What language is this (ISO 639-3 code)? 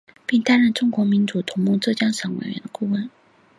zho